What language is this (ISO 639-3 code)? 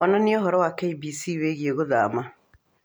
kik